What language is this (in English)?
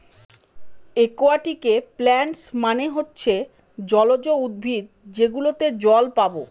Bangla